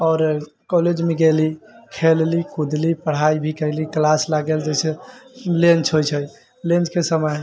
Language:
Maithili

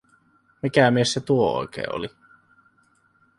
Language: Finnish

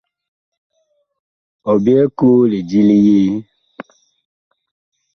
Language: Bakoko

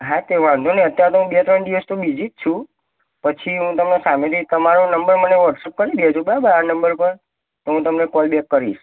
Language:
Gujarati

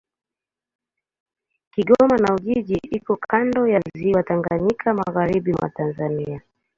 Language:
Swahili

